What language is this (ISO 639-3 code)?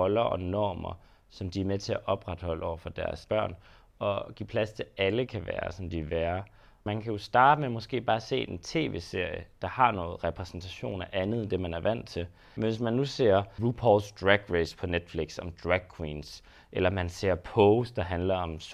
dan